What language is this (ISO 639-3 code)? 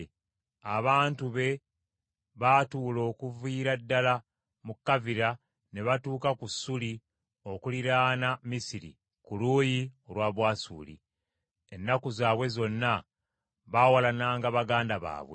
lug